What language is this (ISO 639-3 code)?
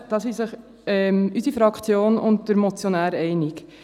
gsw